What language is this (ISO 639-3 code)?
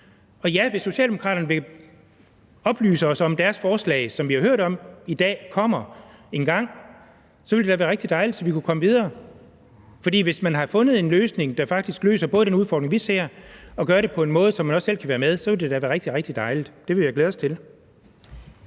dan